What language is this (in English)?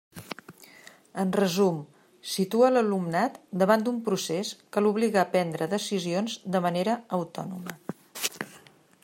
Catalan